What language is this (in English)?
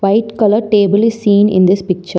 English